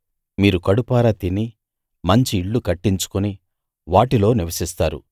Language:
Telugu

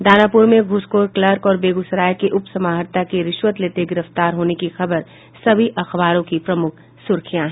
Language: Hindi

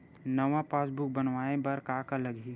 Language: Chhattisgarhi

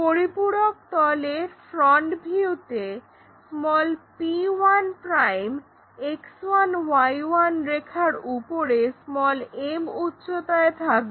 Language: Bangla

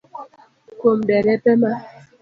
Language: Luo (Kenya and Tanzania)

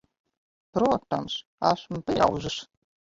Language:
Latvian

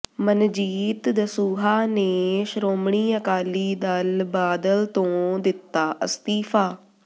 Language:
Punjabi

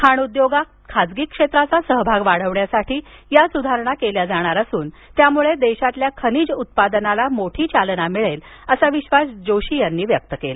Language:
Marathi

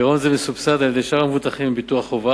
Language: Hebrew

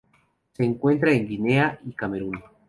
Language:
Spanish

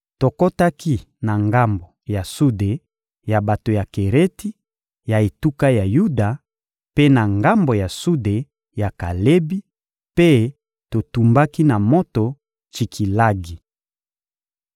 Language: Lingala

